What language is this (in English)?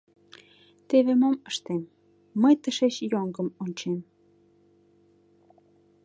Mari